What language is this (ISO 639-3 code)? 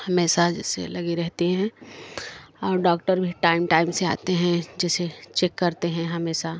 hin